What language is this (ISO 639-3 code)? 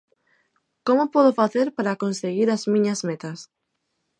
glg